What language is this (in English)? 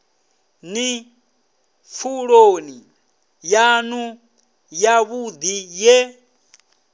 Venda